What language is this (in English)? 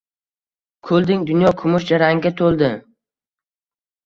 Uzbek